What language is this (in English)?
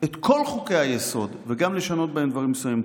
Hebrew